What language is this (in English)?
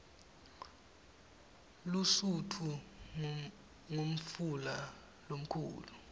Swati